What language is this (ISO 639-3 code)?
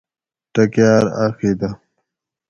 gwc